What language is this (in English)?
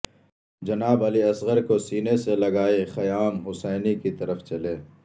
Urdu